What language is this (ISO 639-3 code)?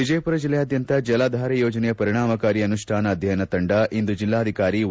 kan